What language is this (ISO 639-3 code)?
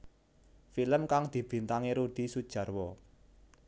jav